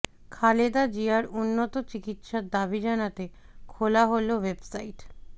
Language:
Bangla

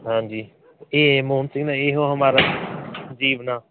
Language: Punjabi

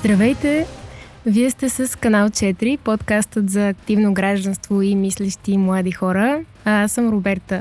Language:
Bulgarian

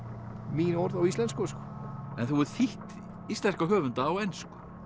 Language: Icelandic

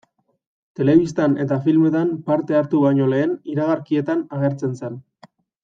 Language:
Basque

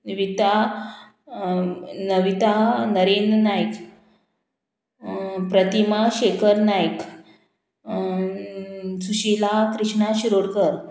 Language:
Konkani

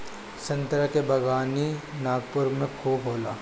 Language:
Bhojpuri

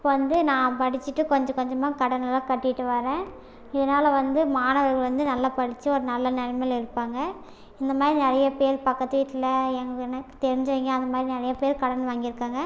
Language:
Tamil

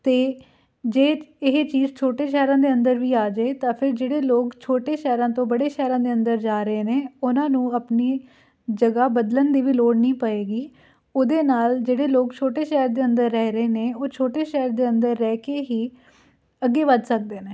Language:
Punjabi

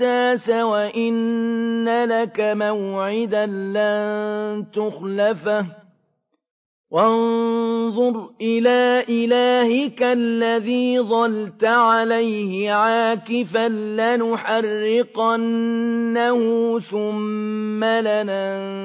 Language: Arabic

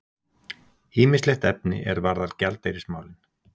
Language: Icelandic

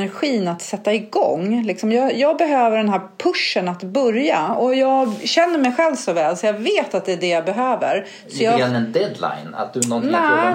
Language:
Swedish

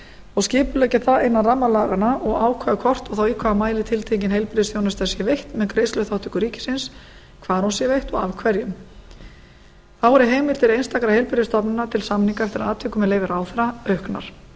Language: Icelandic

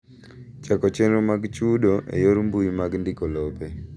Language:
Luo (Kenya and Tanzania)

